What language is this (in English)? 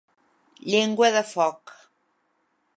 Catalan